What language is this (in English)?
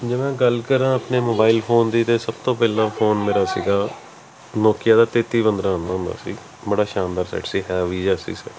Punjabi